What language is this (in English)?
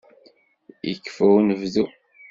Kabyle